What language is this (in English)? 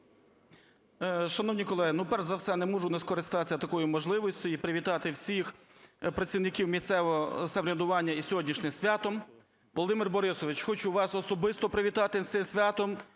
Ukrainian